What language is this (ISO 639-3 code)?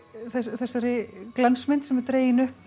isl